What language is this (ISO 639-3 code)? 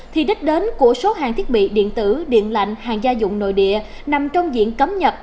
vie